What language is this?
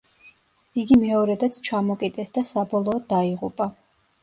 Georgian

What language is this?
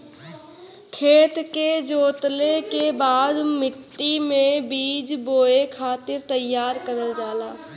Bhojpuri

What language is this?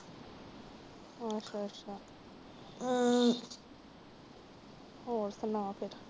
Punjabi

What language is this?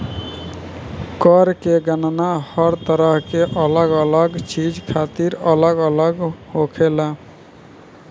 Bhojpuri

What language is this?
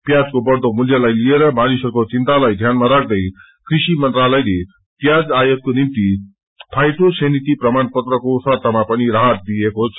Nepali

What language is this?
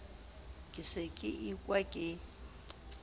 Southern Sotho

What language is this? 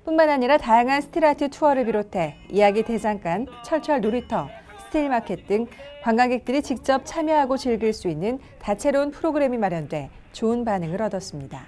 Korean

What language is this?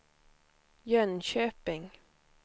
Swedish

